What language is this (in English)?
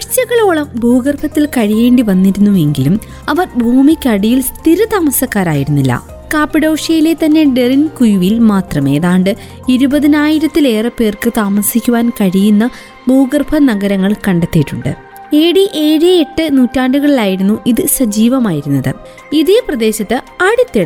Malayalam